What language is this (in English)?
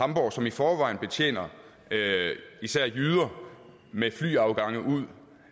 Danish